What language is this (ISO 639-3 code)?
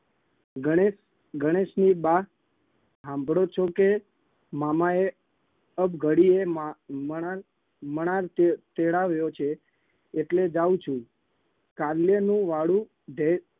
guj